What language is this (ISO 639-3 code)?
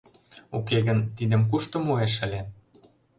chm